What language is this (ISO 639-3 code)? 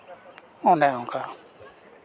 sat